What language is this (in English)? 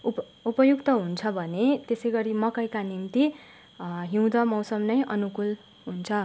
Nepali